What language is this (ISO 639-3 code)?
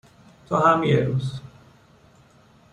fas